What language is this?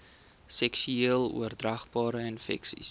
Afrikaans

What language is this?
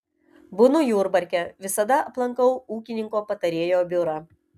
Lithuanian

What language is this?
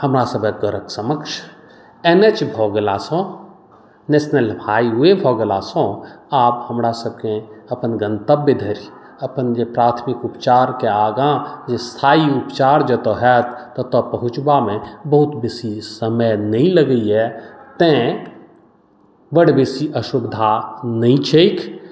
Maithili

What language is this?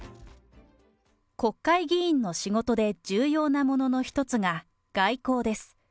Japanese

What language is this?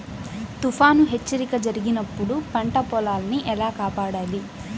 Telugu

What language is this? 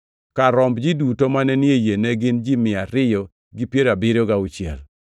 Luo (Kenya and Tanzania)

